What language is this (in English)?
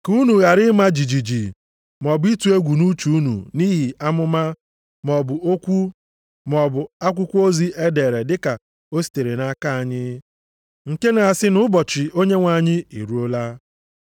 Igbo